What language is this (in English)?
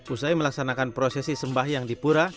Indonesian